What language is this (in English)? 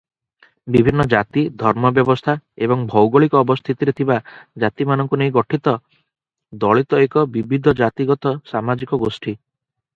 Odia